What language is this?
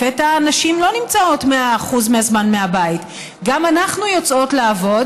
Hebrew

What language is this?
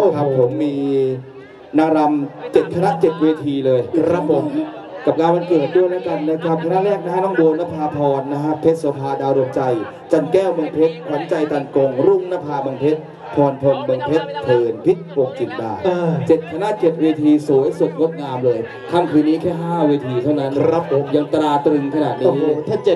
Thai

